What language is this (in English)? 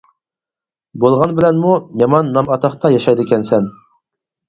Uyghur